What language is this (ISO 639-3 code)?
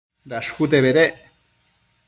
mcf